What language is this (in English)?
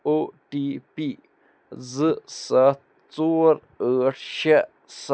Kashmiri